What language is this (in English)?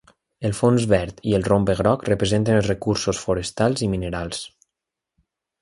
Catalan